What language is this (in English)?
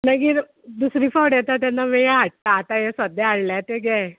Konkani